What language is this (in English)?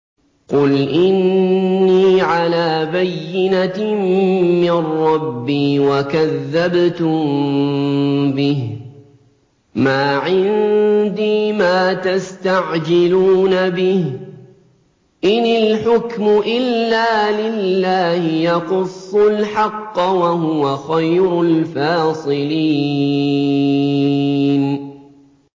Arabic